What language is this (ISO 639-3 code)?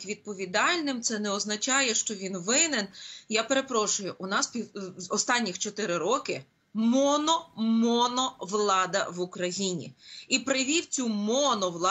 ukr